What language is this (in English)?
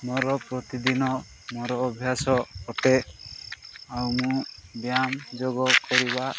Odia